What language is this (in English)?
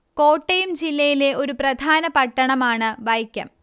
Malayalam